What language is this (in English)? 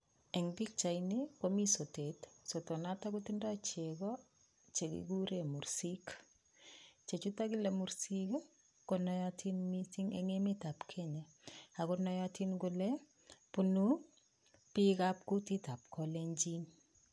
Kalenjin